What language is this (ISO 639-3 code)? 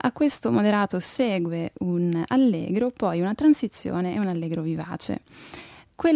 ita